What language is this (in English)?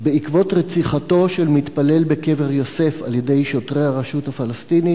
Hebrew